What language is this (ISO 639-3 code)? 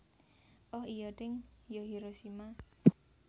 jav